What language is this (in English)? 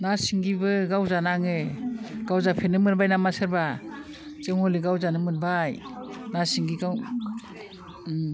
Bodo